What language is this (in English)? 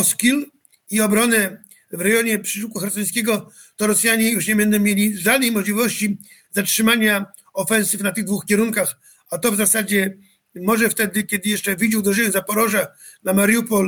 Polish